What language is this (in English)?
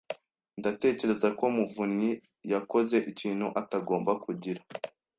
Kinyarwanda